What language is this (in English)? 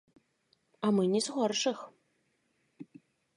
Belarusian